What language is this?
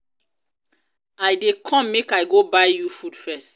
Nigerian Pidgin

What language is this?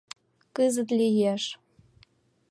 Mari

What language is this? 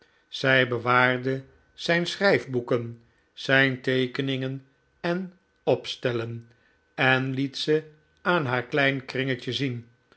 Dutch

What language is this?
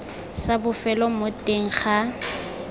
Tswana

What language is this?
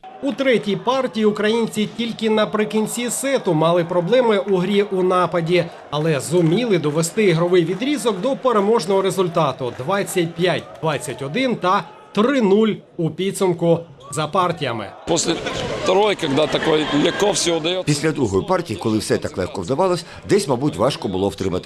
Ukrainian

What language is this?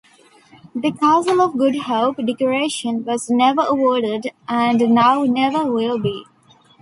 English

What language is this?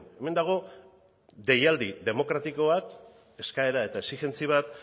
Basque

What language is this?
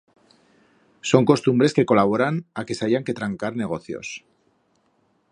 Aragonese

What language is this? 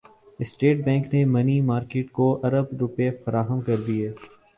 Urdu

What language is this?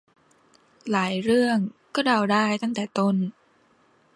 Thai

